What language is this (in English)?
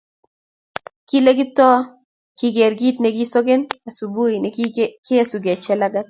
Kalenjin